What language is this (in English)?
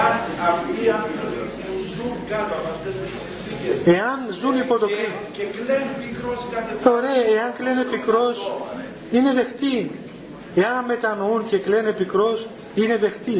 Greek